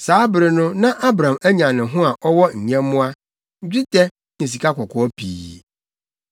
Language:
Akan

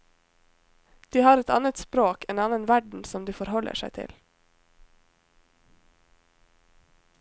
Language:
Norwegian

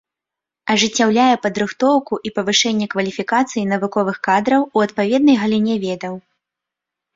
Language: Belarusian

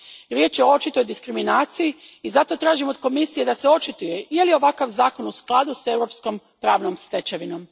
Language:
Croatian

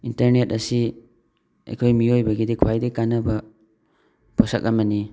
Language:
Manipuri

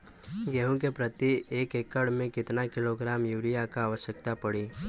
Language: Bhojpuri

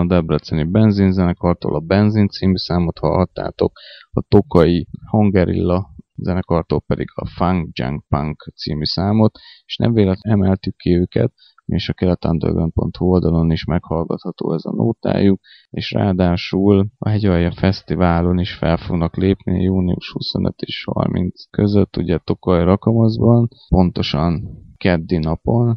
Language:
Hungarian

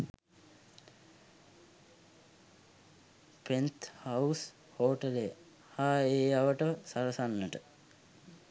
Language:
Sinhala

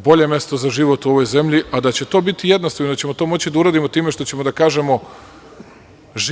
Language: Serbian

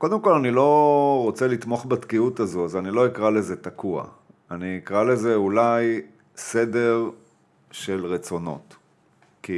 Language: Hebrew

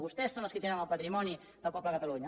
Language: Catalan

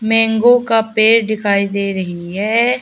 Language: Hindi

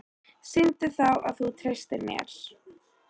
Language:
Icelandic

